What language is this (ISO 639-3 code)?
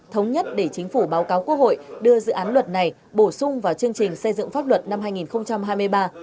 vie